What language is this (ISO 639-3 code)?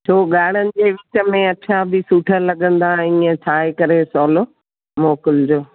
snd